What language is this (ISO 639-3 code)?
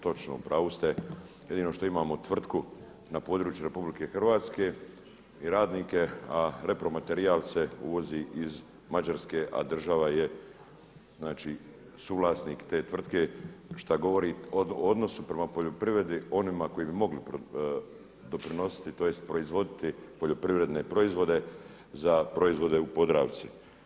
hrv